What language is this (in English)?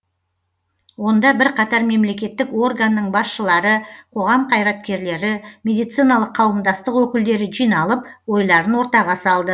Kazakh